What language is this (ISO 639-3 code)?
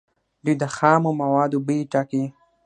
pus